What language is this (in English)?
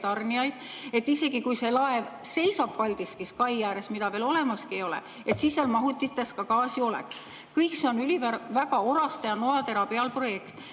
Estonian